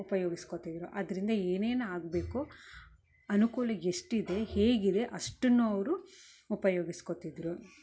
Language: Kannada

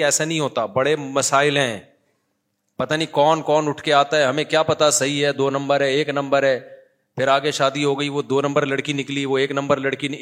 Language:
Urdu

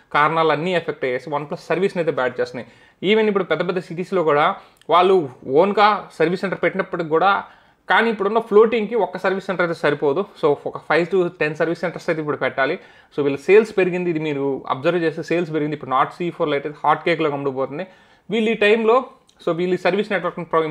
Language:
Telugu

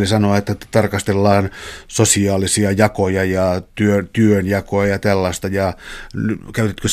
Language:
Finnish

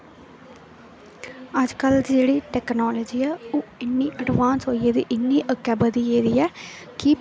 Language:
Dogri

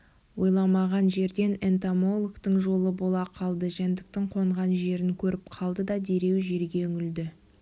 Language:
Kazakh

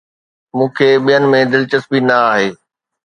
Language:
Sindhi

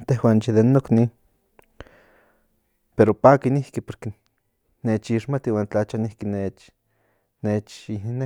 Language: Central Nahuatl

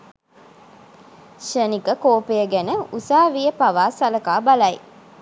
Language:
Sinhala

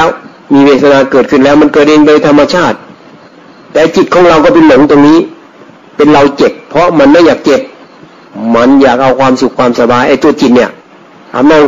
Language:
Thai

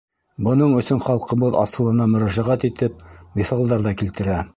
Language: Bashkir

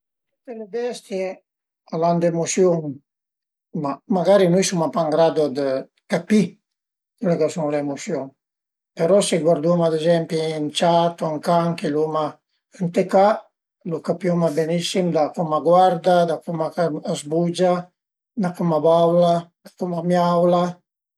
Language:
Piedmontese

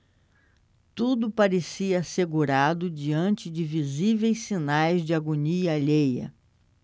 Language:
Portuguese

